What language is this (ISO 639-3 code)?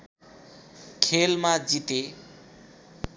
nep